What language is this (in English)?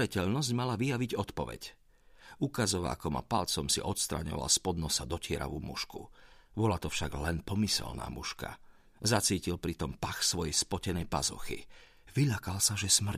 Slovak